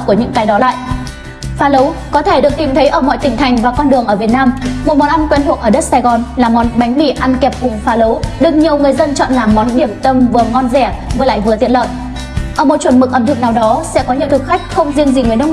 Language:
Vietnamese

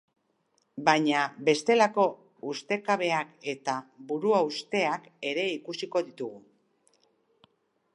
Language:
Basque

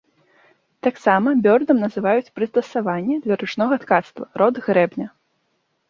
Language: Belarusian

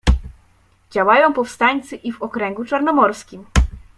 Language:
Polish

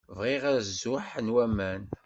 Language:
Kabyle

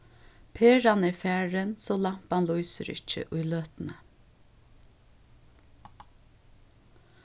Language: Faroese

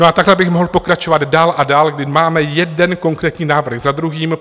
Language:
Czech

